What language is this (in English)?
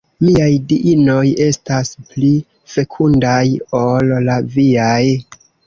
Esperanto